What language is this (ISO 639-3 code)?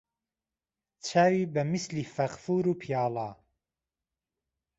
ckb